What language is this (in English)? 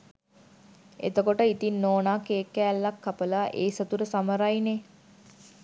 Sinhala